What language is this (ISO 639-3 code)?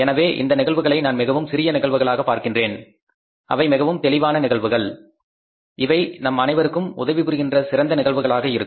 tam